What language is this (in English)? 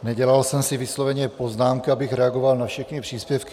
Czech